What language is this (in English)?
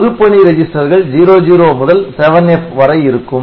Tamil